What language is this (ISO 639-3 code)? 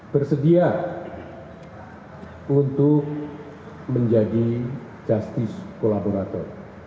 ind